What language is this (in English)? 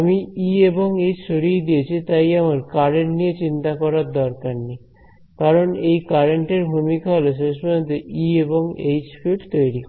Bangla